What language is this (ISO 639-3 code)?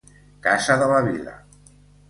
cat